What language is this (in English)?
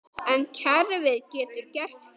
Icelandic